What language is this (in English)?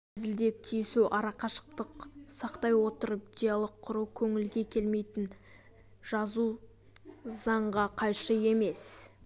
Kazakh